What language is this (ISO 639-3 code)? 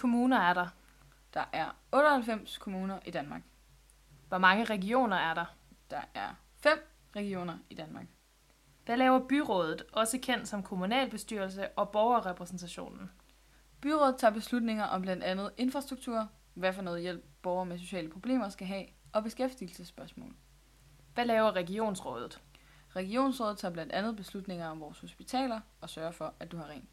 dan